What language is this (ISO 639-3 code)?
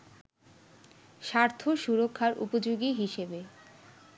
ben